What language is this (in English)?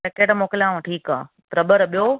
Sindhi